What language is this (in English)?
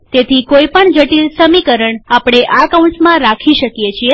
Gujarati